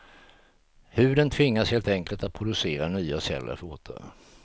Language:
Swedish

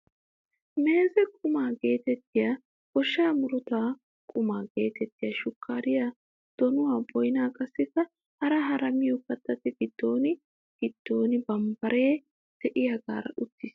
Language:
Wolaytta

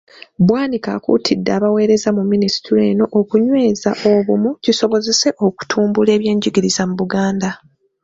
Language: Ganda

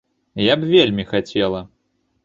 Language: Belarusian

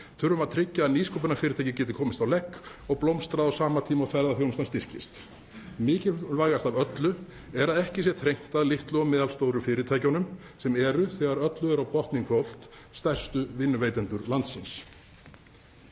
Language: Icelandic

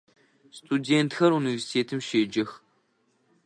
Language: Adyghe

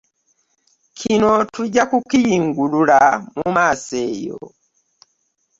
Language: Ganda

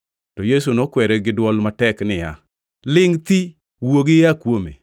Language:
Luo (Kenya and Tanzania)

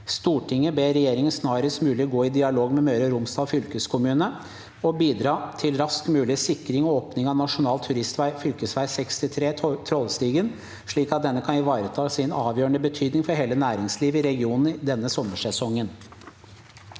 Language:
Norwegian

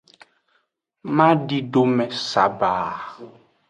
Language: Aja (Benin)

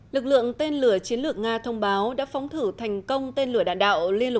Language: Vietnamese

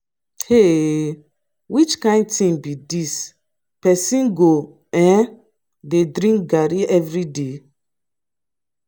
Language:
Nigerian Pidgin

